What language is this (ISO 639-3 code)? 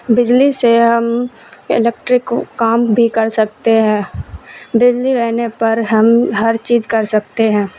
urd